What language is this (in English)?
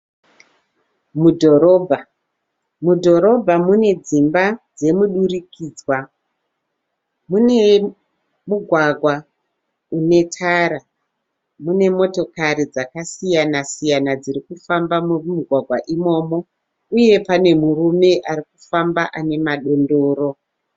Shona